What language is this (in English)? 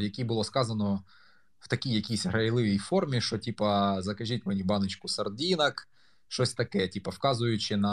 Ukrainian